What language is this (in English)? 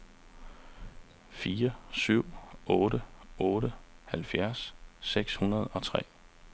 Danish